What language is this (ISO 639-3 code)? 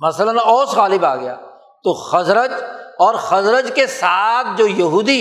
urd